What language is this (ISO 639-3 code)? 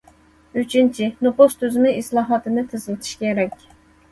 uig